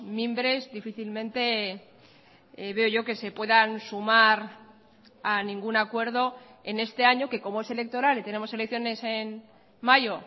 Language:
Spanish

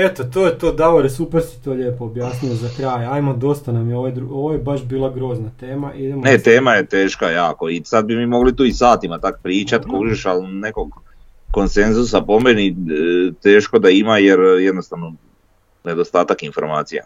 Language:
Croatian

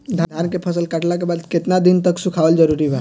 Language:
Bhojpuri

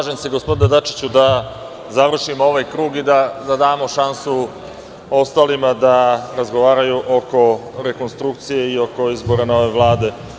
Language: Serbian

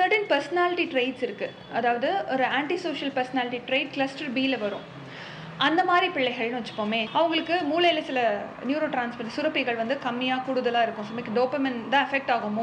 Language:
Tamil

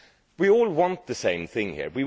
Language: English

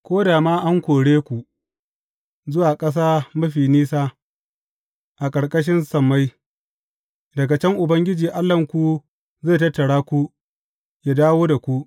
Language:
Hausa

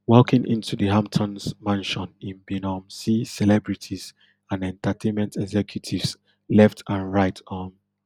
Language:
Nigerian Pidgin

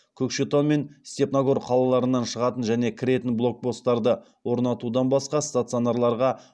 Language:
Kazakh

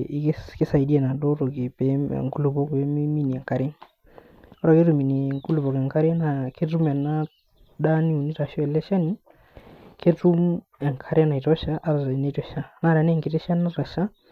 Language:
Masai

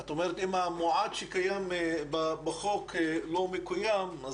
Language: Hebrew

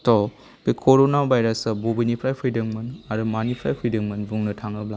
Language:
Bodo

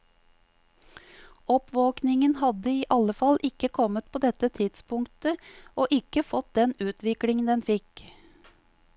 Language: Norwegian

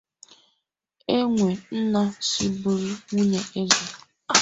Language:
Igbo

